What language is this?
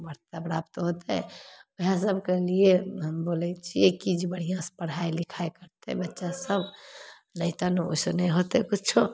Maithili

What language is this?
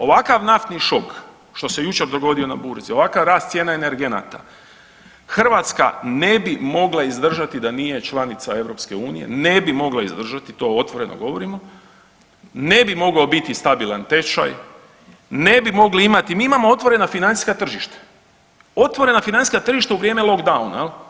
Croatian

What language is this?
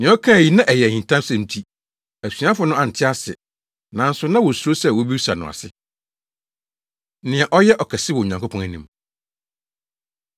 Akan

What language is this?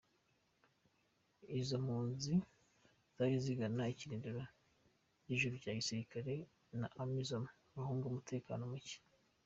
Kinyarwanda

